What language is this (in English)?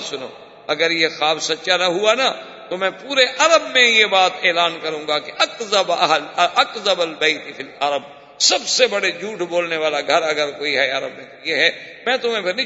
Urdu